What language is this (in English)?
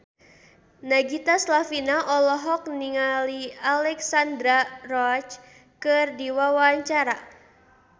Sundanese